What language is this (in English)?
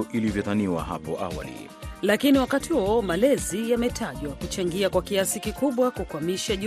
Swahili